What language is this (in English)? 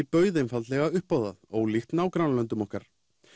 Icelandic